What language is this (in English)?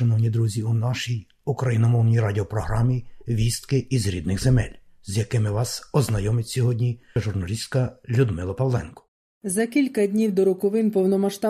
Ukrainian